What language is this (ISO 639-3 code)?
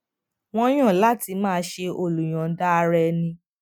yor